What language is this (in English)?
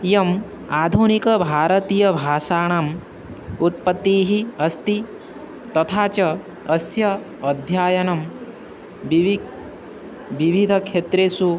Sanskrit